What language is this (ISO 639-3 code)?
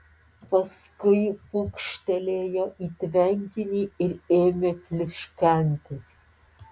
lit